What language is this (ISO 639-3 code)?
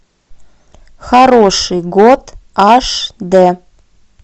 rus